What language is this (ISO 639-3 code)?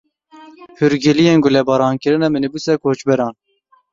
kur